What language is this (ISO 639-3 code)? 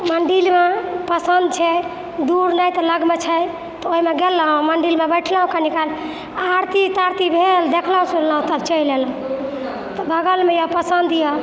mai